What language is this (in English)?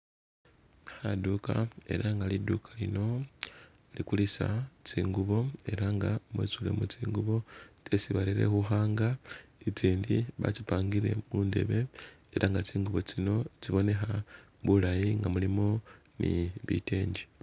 Masaaba